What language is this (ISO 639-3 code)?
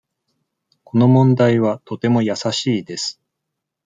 jpn